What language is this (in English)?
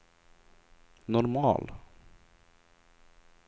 Swedish